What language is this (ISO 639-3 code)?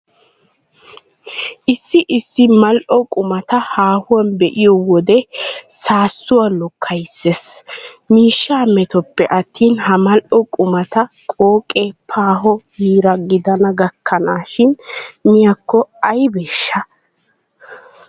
wal